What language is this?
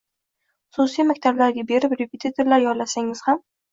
Uzbek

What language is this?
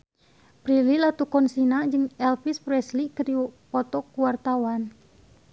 Sundanese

